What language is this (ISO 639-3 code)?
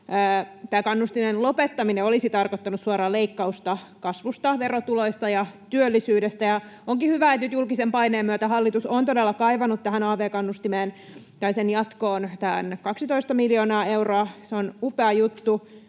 fin